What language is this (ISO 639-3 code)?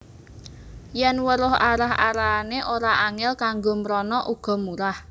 jav